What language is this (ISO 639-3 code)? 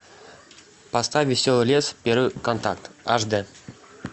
rus